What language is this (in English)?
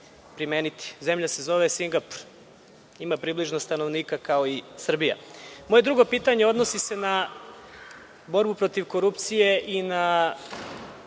Serbian